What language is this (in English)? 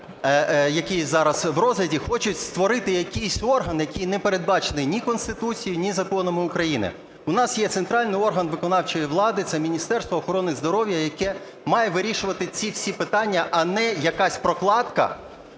Ukrainian